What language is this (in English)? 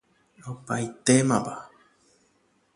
Guarani